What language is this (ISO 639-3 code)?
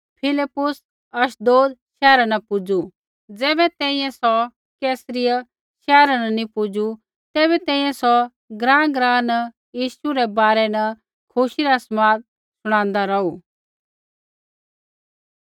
kfx